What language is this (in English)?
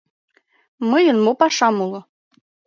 Mari